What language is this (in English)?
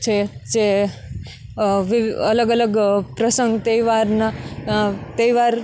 Gujarati